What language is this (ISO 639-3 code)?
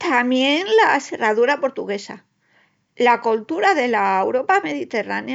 ext